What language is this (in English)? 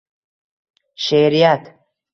Uzbek